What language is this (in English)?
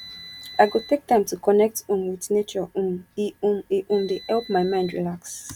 Nigerian Pidgin